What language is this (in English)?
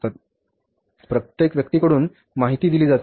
Marathi